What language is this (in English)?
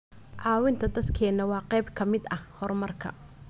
Somali